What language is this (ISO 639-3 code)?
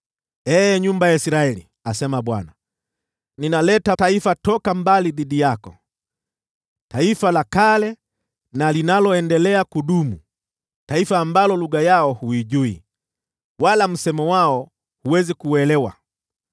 swa